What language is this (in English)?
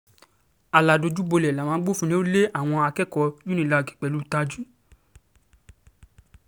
Yoruba